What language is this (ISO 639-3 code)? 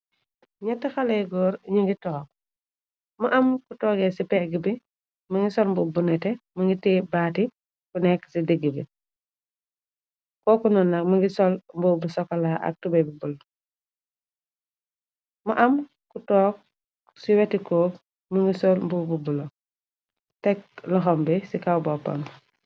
wol